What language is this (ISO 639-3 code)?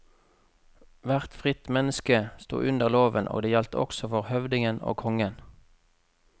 nor